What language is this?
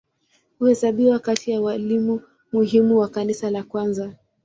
Swahili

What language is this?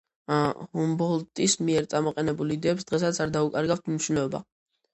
Georgian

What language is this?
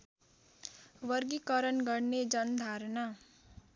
Nepali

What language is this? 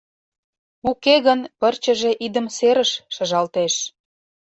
Mari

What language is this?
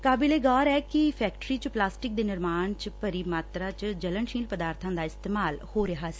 Punjabi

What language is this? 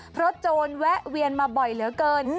Thai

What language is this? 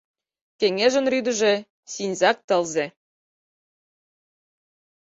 Mari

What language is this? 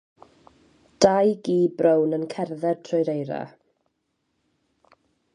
Welsh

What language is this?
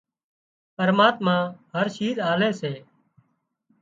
Wadiyara Koli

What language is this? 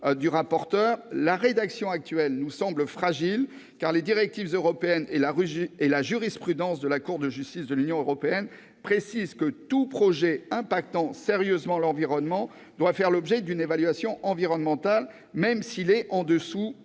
French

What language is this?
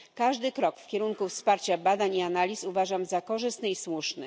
Polish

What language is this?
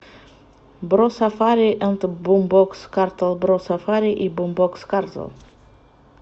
Russian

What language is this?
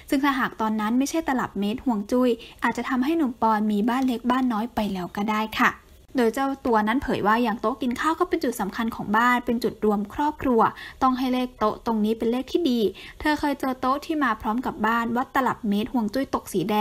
Thai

